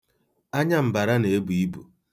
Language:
Igbo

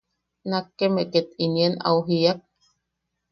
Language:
Yaqui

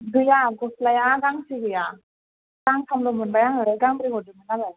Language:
Bodo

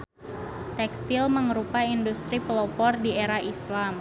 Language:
Sundanese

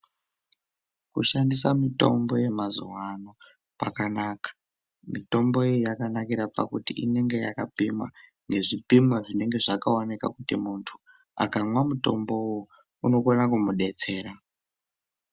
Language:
Ndau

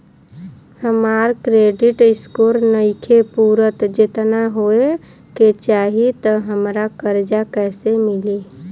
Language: Bhojpuri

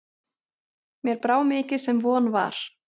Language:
Icelandic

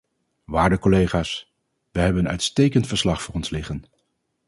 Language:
Dutch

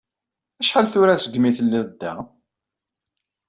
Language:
Kabyle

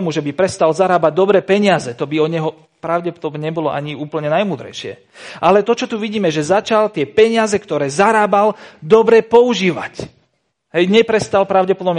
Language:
Slovak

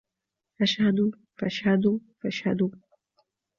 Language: Arabic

